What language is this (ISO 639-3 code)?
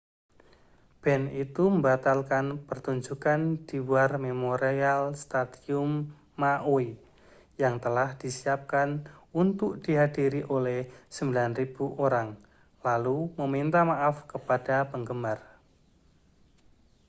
ind